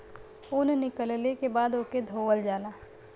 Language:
Bhojpuri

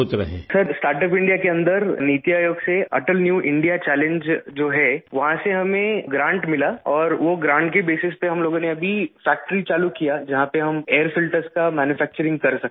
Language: Urdu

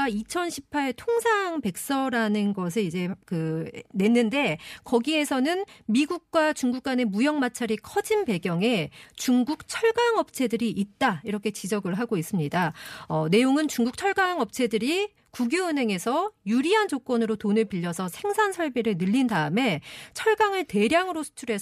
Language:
Korean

